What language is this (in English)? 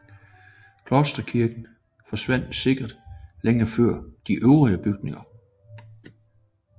Danish